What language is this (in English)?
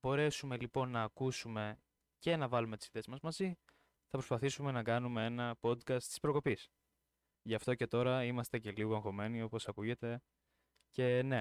Greek